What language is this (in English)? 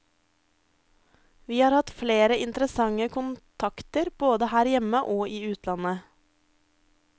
Norwegian